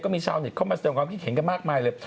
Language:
Thai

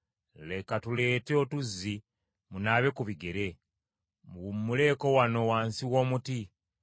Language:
Ganda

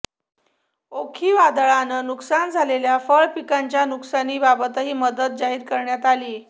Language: Marathi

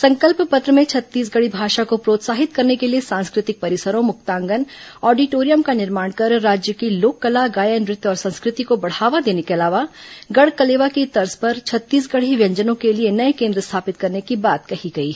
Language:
Hindi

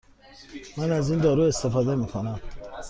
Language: Persian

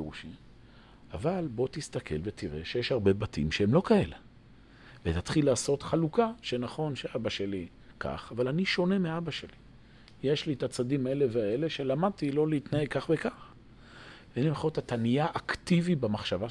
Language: Hebrew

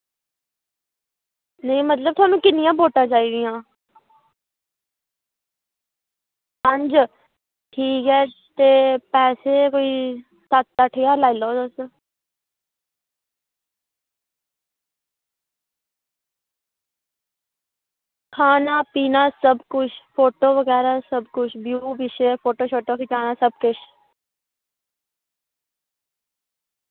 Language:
Dogri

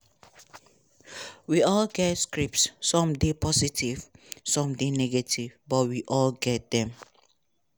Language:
Nigerian Pidgin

